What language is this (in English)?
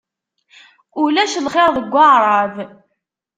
Kabyle